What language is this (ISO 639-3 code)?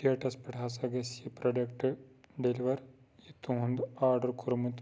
kas